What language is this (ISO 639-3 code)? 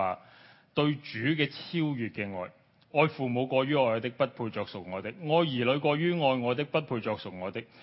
zho